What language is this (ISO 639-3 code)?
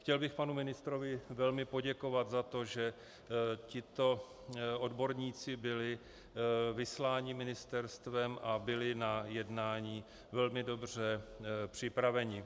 ces